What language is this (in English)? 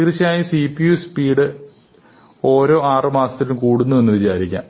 Malayalam